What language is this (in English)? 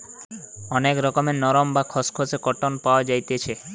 Bangla